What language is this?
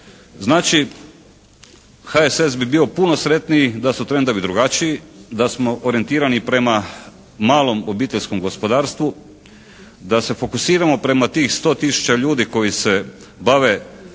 Croatian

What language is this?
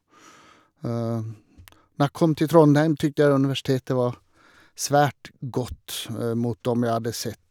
Norwegian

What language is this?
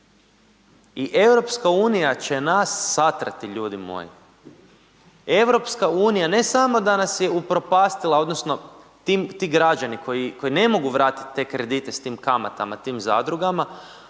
Croatian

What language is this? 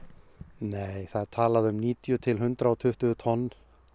Icelandic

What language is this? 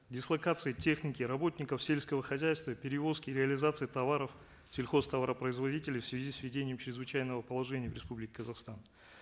Kazakh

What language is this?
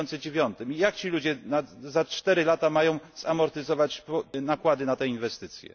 Polish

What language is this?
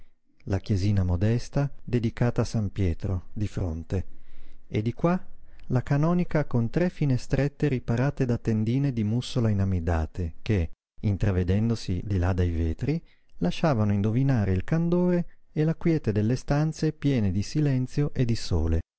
Italian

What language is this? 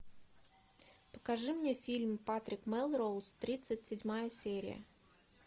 Russian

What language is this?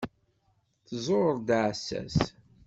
Kabyle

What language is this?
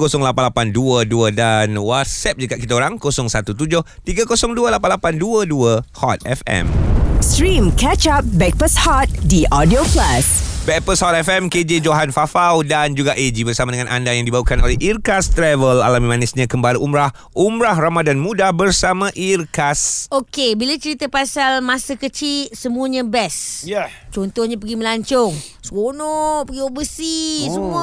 Malay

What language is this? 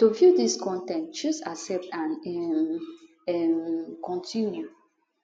Nigerian Pidgin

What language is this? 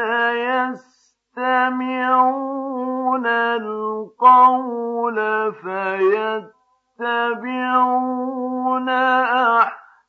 Arabic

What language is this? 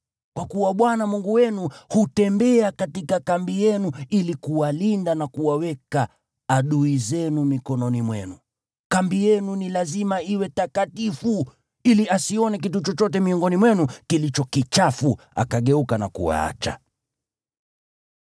Swahili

